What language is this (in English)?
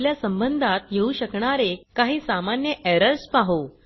Marathi